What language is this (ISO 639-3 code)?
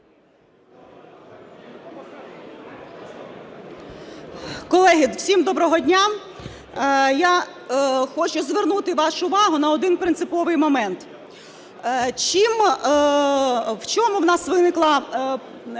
ukr